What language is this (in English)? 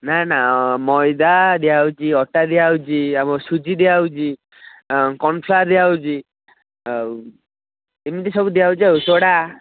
Odia